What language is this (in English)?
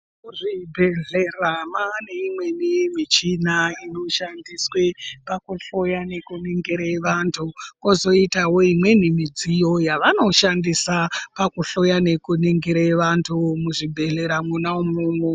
Ndau